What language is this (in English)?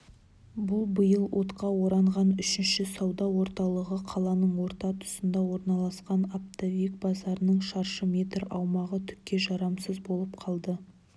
Kazakh